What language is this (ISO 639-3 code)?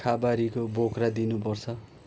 nep